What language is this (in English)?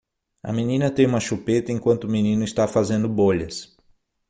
Portuguese